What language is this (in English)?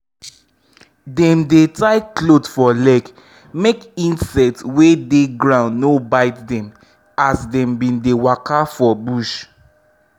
Nigerian Pidgin